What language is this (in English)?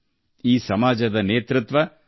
Kannada